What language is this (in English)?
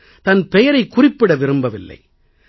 Tamil